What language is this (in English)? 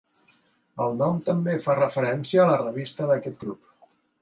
Catalan